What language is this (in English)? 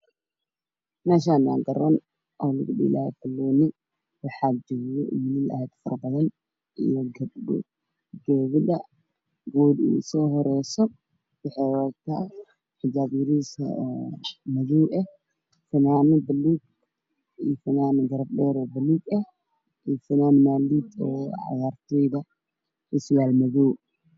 Somali